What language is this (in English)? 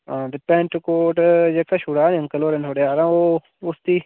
Dogri